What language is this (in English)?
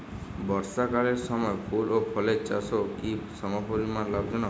Bangla